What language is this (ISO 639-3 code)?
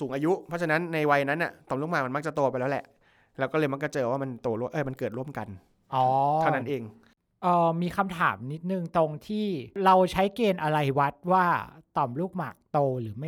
tha